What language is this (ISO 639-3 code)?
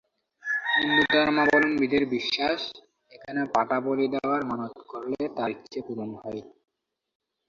ben